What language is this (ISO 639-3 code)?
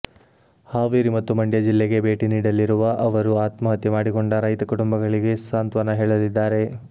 kan